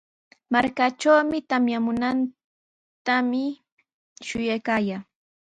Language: Sihuas Ancash Quechua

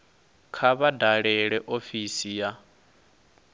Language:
Venda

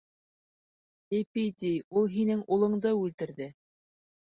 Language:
Bashkir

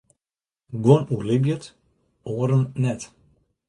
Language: Western Frisian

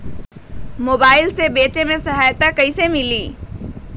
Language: Magahi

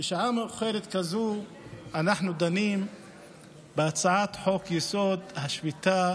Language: Hebrew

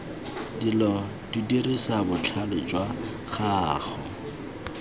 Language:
Tswana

